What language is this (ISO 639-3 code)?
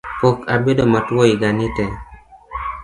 luo